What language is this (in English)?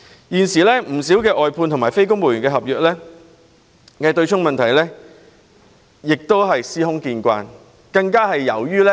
Cantonese